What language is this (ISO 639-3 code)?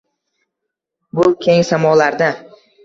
uzb